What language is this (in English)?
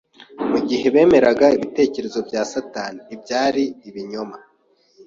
Kinyarwanda